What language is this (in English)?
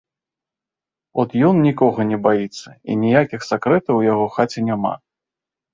Belarusian